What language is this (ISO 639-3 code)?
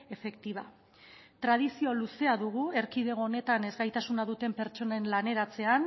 eus